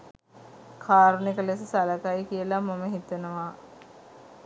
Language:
Sinhala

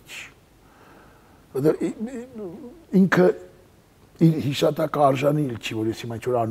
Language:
Romanian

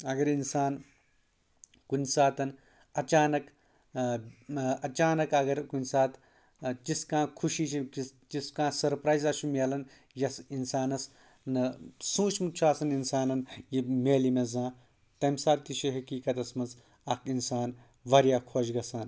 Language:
Kashmiri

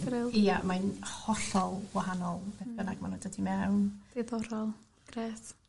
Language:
Welsh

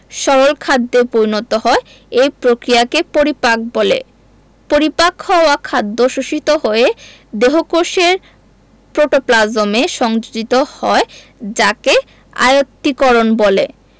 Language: Bangla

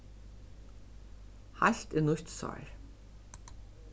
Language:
Faroese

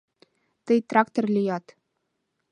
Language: Mari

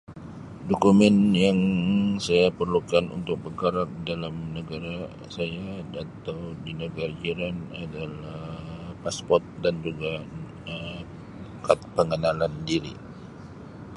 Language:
Sabah Malay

